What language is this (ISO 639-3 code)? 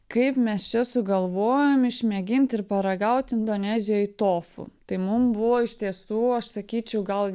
lit